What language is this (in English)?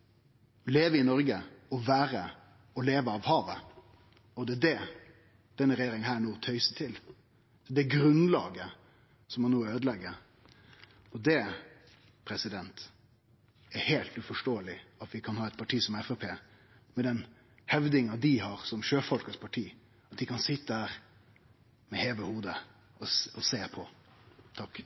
Norwegian Nynorsk